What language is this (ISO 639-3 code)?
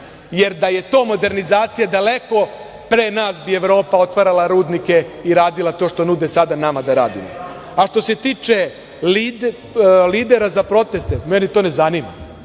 srp